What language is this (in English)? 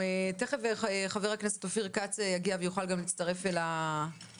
Hebrew